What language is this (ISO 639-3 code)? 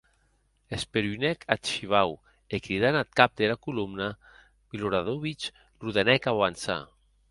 oci